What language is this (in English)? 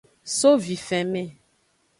Aja (Benin)